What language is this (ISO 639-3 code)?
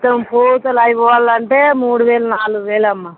tel